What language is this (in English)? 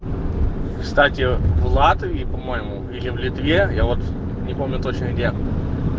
Russian